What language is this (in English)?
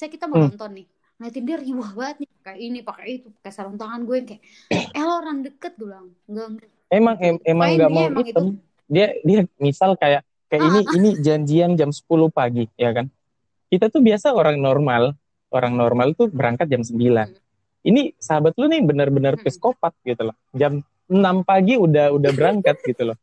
Indonesian